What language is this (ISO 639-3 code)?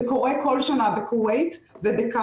heb